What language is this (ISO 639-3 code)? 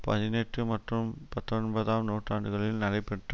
tam